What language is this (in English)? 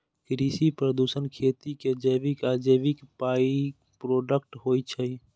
Maithili